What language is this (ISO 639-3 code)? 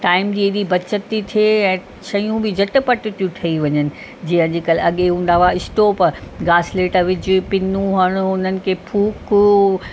snd